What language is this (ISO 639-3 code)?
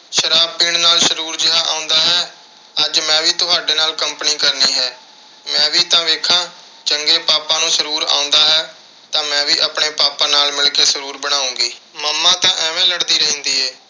pan